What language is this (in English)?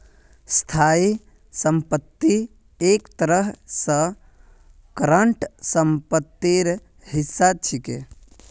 Magahi